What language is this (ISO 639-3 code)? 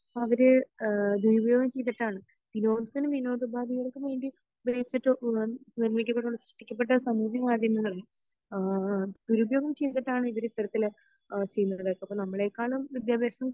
mal